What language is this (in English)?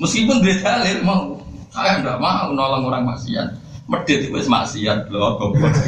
Malay